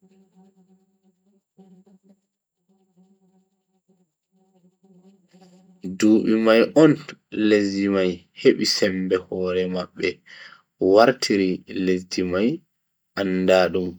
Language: Bagirmi Fulfulde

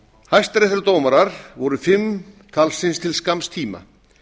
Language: Icelandic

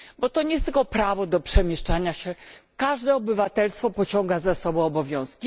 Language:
Polish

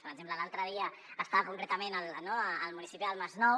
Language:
Catalan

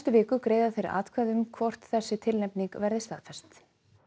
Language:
Icelandic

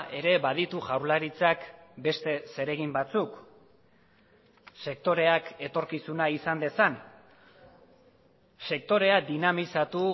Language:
Basque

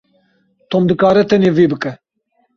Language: Kurdish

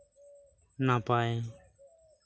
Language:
Santali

